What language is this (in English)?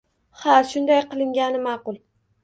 Uzbek